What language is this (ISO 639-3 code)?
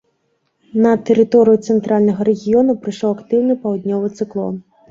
bel